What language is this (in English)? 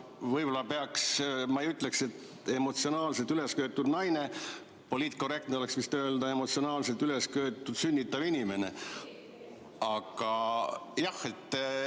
Estonian